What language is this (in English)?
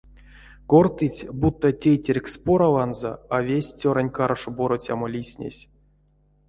Erzya